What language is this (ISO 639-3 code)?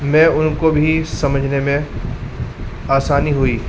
urd